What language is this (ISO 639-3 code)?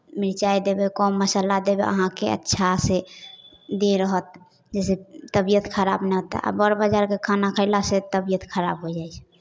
mai